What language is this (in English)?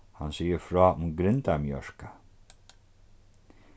Faroese